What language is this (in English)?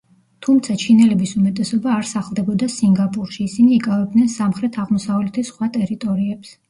Georgian